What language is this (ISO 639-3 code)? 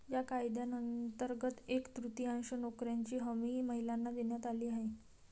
mar